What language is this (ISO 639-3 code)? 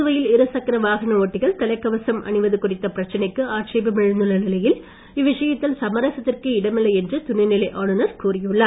tam